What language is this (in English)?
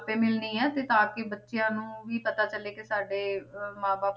Punjabi